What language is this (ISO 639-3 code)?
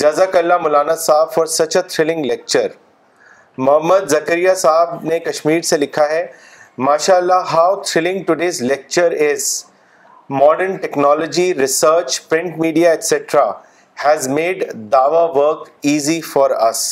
urd